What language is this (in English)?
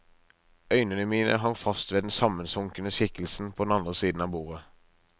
Norwegian